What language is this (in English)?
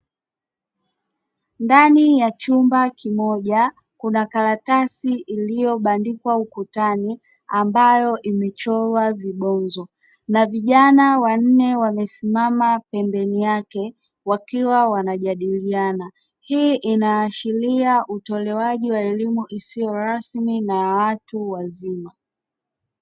Swahili